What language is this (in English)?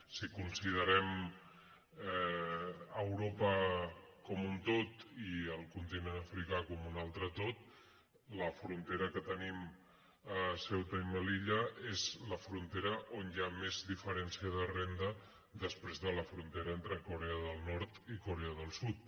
Catalan